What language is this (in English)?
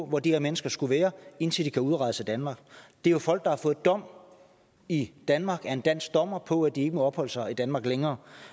Danish